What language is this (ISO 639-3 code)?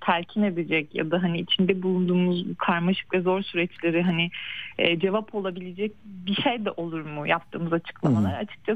tur